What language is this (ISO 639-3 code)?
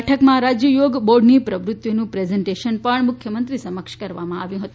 guj